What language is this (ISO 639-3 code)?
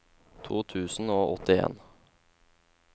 nor